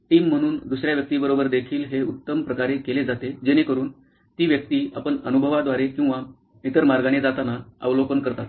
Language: Marathi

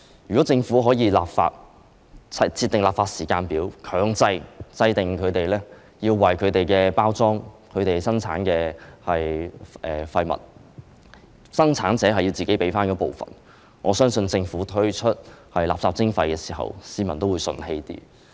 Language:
Cantonese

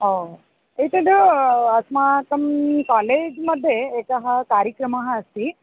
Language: Sanskrit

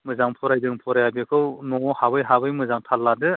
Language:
Bodo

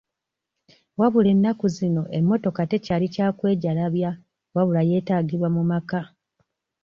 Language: Ganda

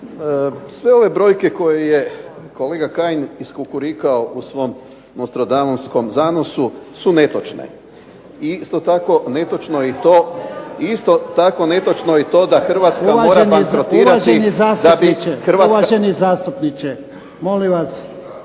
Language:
Croatian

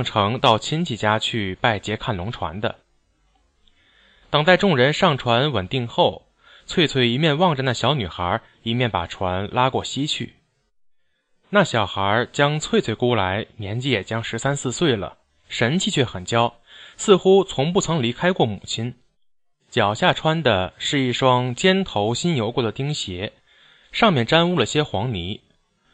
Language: Chinese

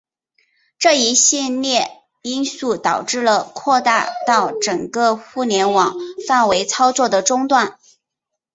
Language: Chinese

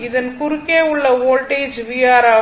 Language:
Tamil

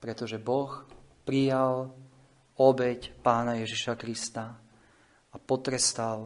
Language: Slovak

